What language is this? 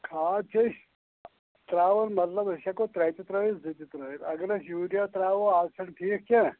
Kashmiri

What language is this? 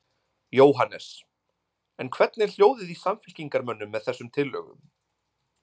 Icelandic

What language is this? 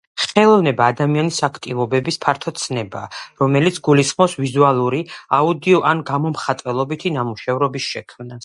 Georgian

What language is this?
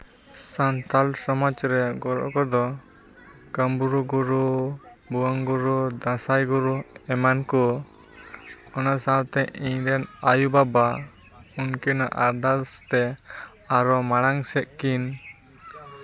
Santali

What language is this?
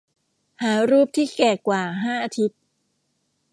Thai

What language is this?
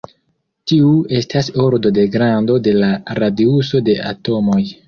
Esperanto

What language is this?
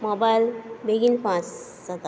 Konkani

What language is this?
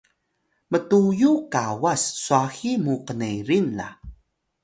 Atayal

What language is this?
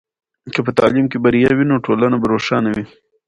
Pashto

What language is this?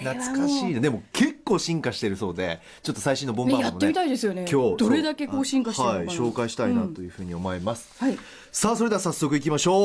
Japanese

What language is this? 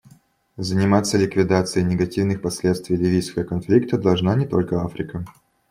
Russian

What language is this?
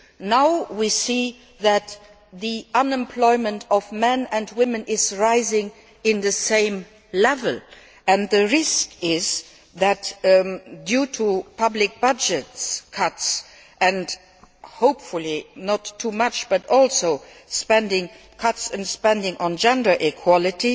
English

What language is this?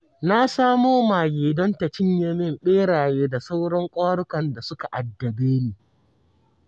Hausa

